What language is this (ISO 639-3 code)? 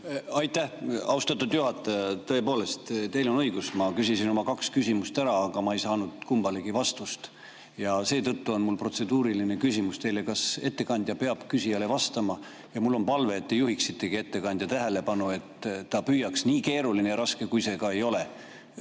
est